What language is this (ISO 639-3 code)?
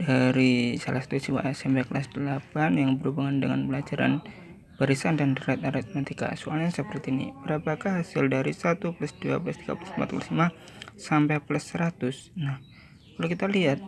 ind